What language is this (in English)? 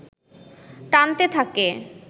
Bangla